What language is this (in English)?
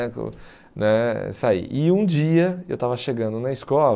Portuguese